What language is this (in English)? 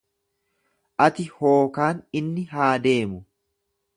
Oromo